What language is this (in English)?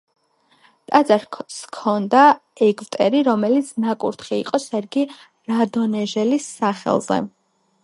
Georgian